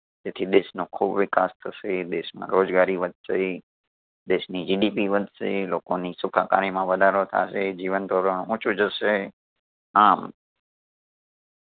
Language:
Gujarati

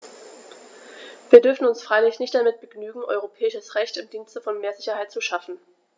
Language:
German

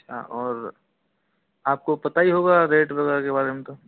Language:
Hindi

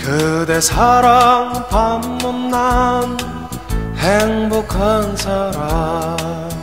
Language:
Korean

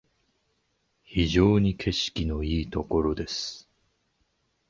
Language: Japanese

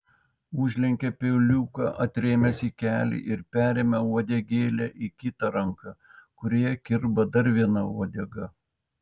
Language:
Lithuanian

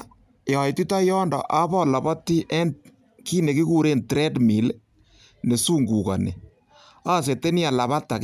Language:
Kalenjin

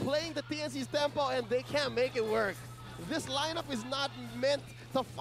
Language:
Indonesian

